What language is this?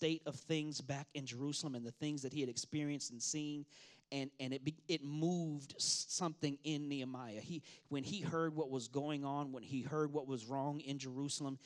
English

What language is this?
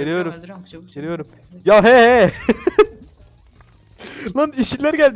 Turkish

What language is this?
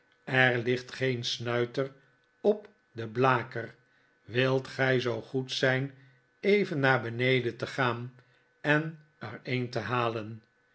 Dutch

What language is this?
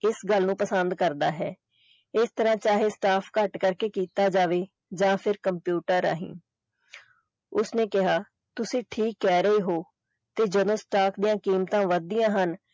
Punjabi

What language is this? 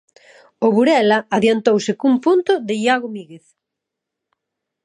Galician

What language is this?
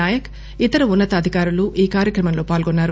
Telugu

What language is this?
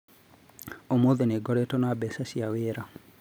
Kikuyu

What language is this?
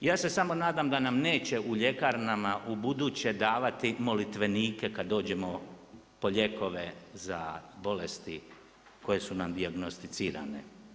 Croatian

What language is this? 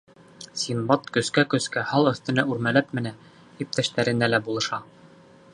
Bashkir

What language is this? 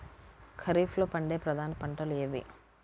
Telugu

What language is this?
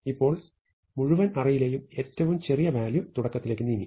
Malayalam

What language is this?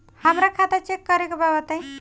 Bhojpuri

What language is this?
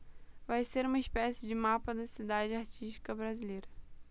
Portuguese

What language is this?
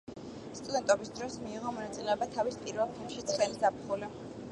Georgian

